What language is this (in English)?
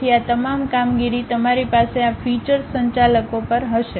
Gujarati